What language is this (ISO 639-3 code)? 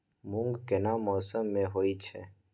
mai